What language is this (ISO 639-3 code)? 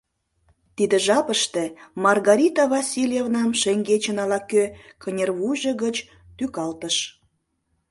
chm